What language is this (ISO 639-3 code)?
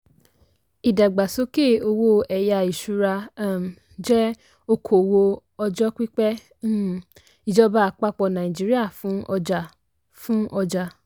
yor